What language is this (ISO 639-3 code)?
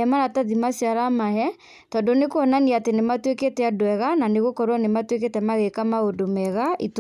kik